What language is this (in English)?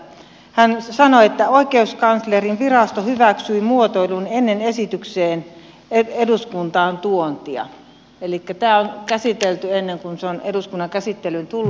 Finnish